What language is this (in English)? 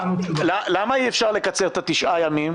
Hebrew